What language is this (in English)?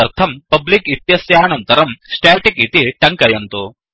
Sanskrit